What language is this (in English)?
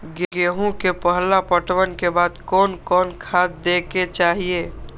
Maithili